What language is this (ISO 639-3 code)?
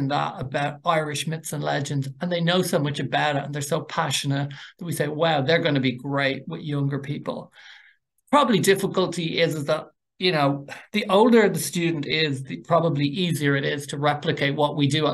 eng